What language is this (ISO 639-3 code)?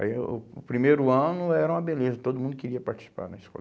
por